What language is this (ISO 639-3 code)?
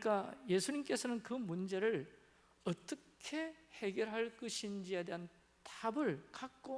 kor